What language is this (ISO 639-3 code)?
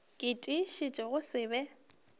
nso